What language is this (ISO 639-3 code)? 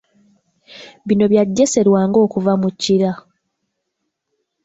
lug